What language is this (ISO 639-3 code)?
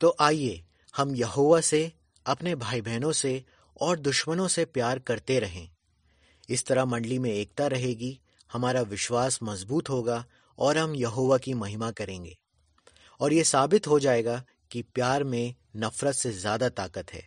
hin